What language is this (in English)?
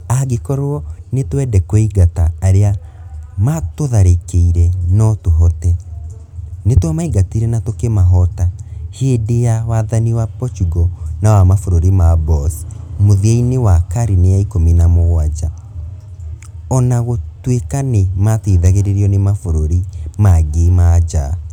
Kikuyu